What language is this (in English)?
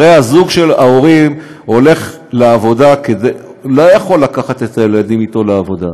Hebrew